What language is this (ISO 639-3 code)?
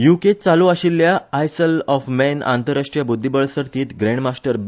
kok